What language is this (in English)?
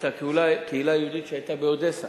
Hebrew